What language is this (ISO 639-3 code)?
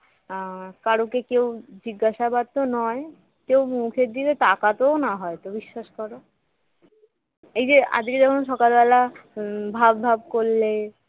ben